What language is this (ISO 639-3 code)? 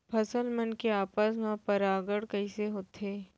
hne